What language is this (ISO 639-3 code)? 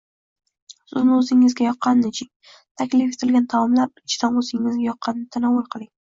uzb